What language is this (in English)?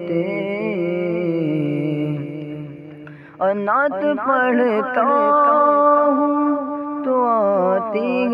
Hindi